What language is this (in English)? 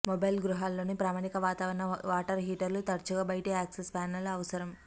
Telugu